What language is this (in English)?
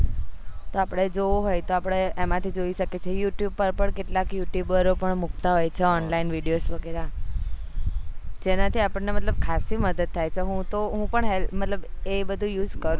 Gujarati